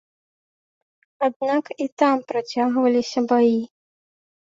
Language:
Belarusian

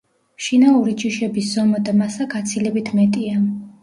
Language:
Georgian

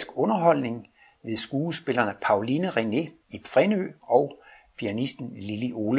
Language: Danish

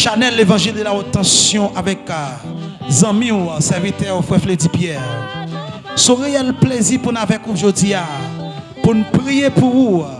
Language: French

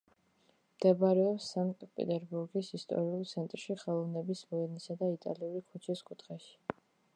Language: Georgian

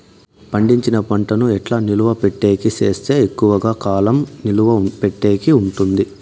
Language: Telugu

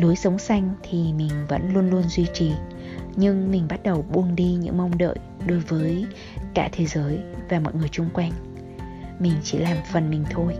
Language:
Vietnamese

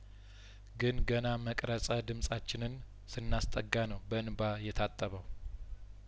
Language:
Amharic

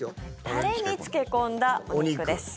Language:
Japanese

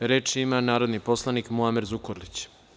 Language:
Serbian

